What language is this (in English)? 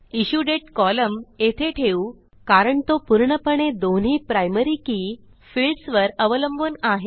Marathi